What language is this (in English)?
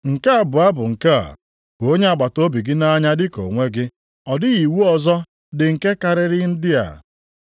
Igbo